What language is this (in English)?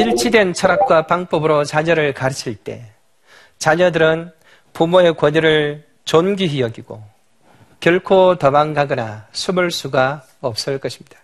Korean